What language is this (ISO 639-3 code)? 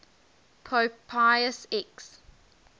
eng